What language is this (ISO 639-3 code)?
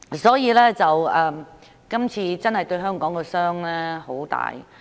yue